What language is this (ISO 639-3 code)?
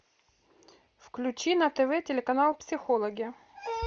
rus